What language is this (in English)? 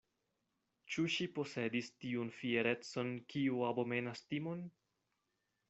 Esperanto